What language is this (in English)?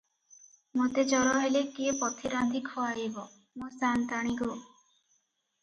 Odia